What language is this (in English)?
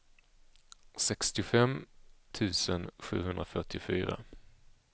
Swedish